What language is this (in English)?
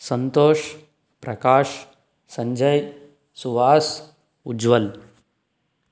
Kannada